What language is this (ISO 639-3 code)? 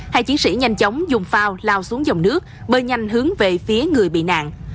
vie